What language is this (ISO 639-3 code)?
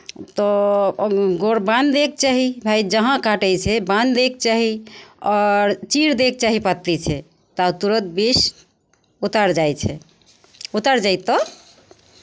mai